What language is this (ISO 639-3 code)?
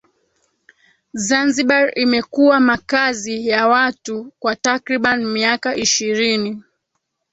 swa